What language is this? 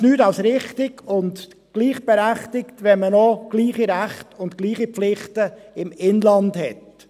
Swiss German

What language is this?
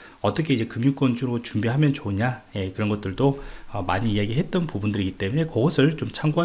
Korean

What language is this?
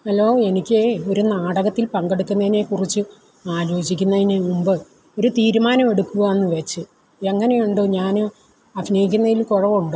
Malayalam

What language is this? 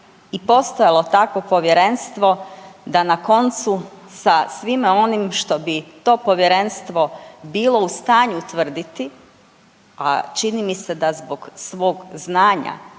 Croatian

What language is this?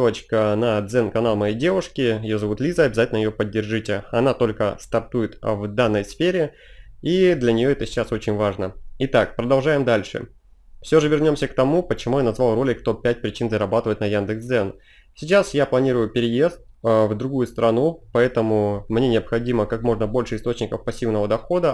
Russian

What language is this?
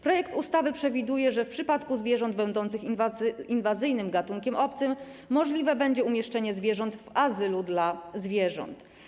Polish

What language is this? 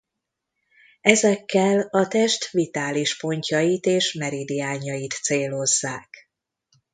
Hungarian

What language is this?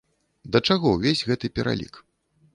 Belarusian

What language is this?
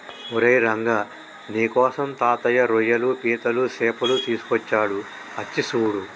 Telugu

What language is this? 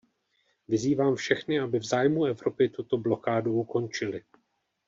Czech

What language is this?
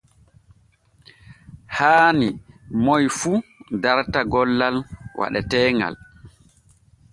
Borgu Fulfulde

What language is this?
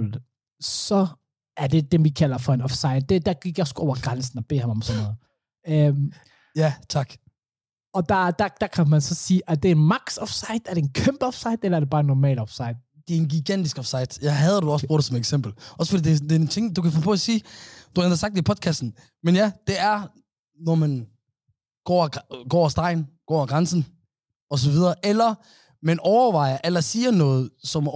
Danish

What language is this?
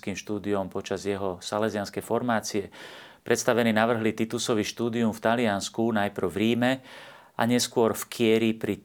Slovak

